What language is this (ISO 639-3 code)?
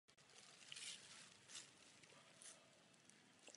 ces